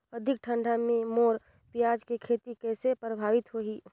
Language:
Chhattisgarhi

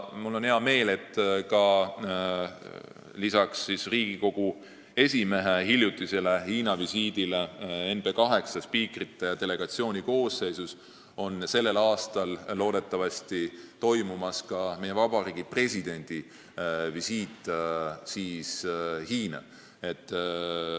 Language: Estonian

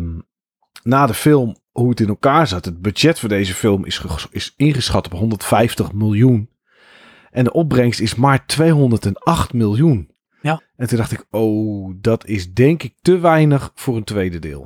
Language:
Dutch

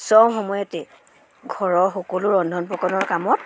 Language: Assamese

